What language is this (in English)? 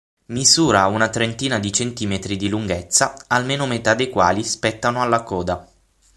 Italian